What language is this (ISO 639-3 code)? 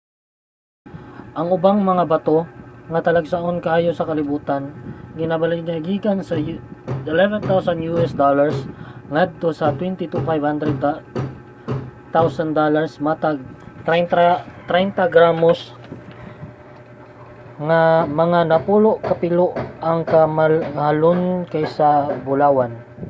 ceb